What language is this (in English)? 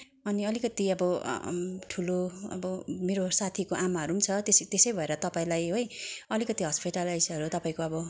Nepali